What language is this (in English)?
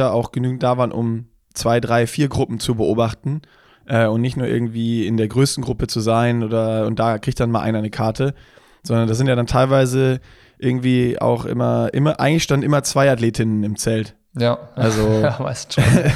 German